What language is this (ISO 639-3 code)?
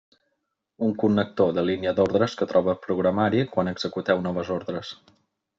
cat